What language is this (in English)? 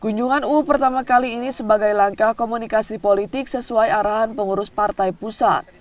Indonesian